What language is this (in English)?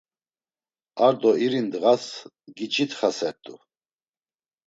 Laz